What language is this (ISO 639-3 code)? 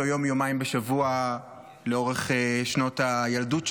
heb